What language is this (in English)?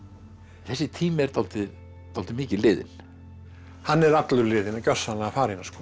Icelandic